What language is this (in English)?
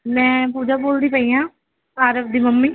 Punjabi